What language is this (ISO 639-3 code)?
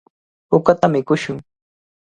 qvl